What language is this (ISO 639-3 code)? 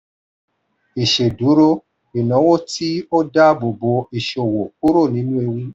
yor